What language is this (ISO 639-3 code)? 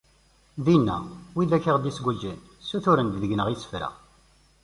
kab